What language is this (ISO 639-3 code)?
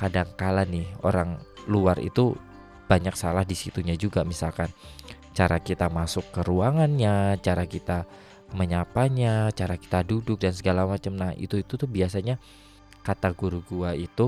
ind